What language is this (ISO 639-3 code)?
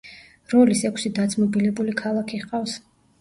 kat